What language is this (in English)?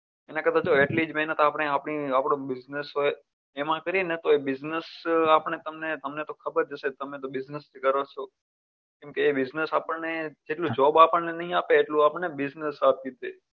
Gujarati